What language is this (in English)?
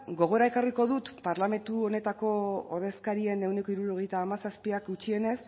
Basque